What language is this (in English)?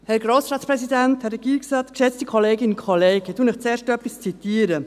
Swiss German